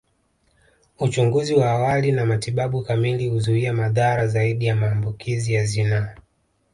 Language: Swahili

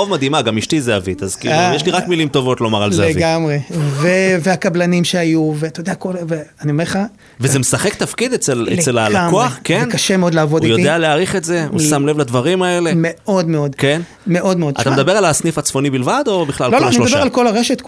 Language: Hebrew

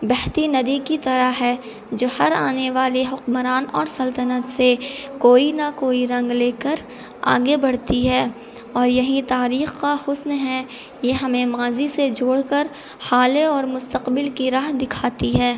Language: Urdu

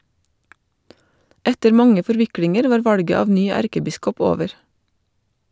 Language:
Norwegian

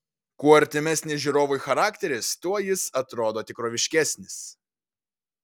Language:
Lithuanian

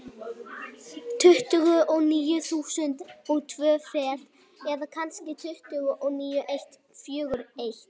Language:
Icelandic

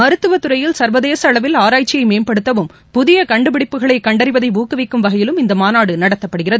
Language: Tamil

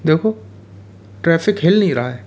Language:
Hindi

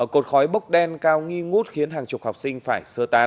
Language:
Vietnamese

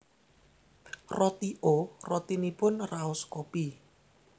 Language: Javanese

